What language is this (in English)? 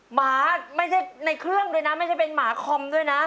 Thai